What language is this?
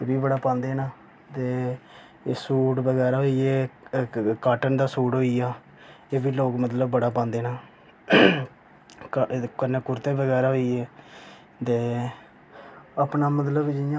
Dogri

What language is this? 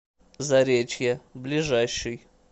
Russian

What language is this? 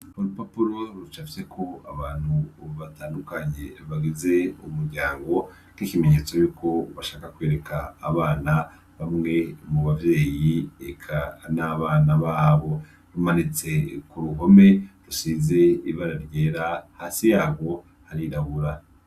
Rundi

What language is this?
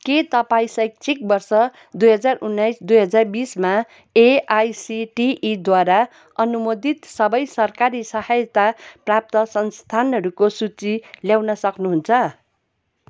Nepali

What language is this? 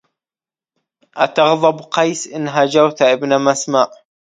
Arabic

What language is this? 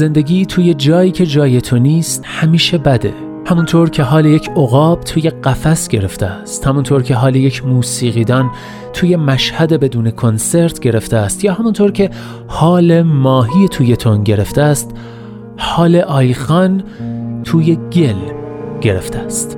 Persian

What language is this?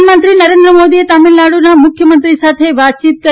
Gujarati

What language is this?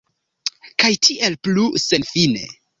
Esperanto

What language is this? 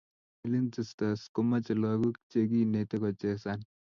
Kalenjin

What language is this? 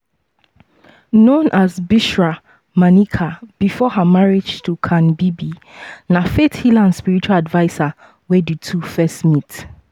Nigerian Pidgin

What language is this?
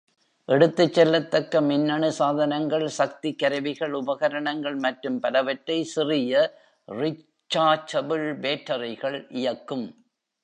Tamil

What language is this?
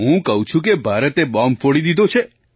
Gujarati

